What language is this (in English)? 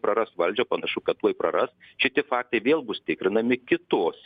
Lithuanian